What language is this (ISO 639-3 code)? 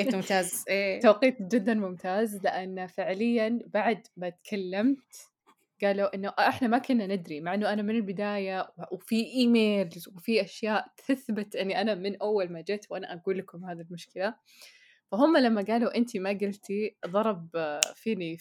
ara